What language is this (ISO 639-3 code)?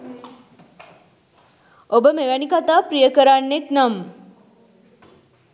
sin